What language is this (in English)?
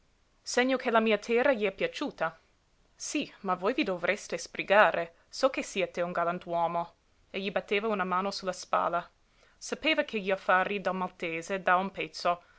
Italian